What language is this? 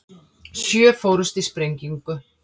Icelandic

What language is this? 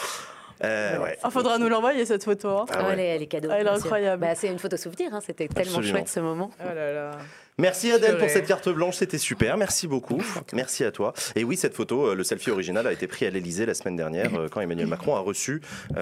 French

